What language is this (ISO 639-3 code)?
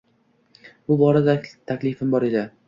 uzb